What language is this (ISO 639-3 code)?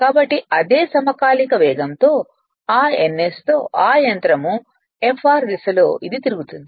tel